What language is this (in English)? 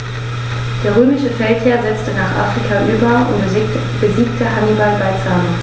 German